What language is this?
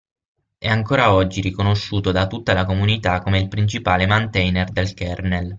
Italian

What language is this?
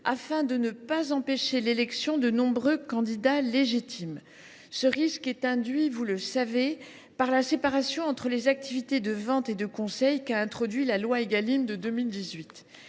French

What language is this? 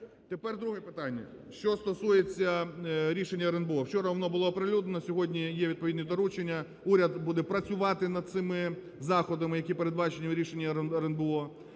Ukrainian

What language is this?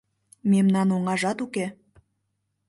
Mari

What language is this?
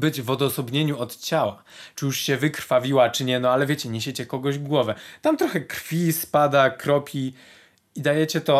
Polish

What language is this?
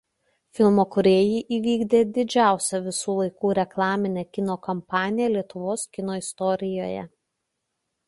Lithuanian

